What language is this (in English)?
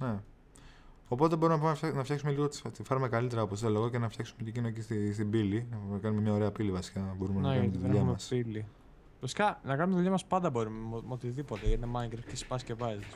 Greek